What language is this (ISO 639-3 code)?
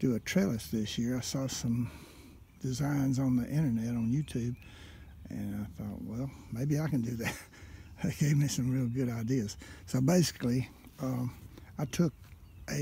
eng